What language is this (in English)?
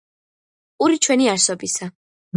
Georgian